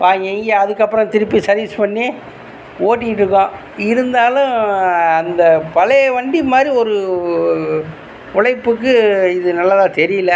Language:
Tamil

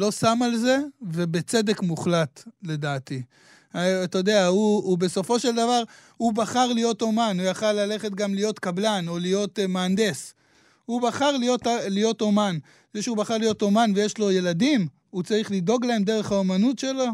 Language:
Hebrew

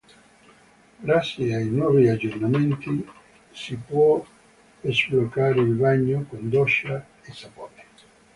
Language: Italian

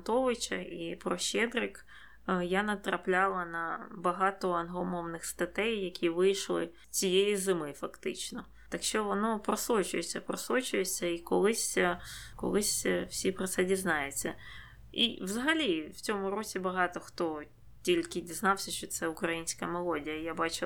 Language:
Ukrainian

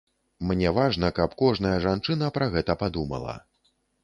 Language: Belarusian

